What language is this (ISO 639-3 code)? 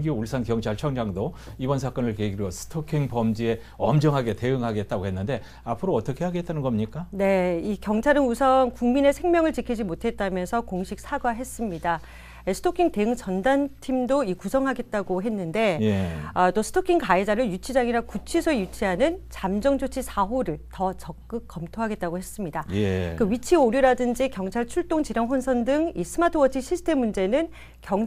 kor